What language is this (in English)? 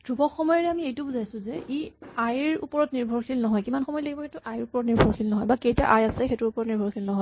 Assamese